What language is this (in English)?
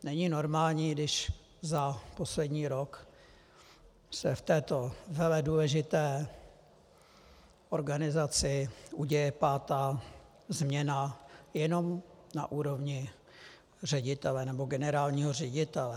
Czech